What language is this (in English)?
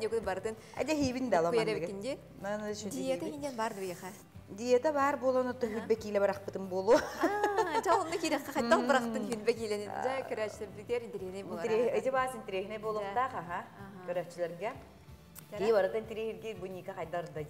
Turkish